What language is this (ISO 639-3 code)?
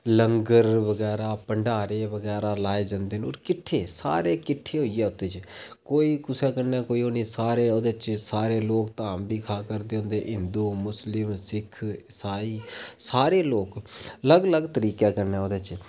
doi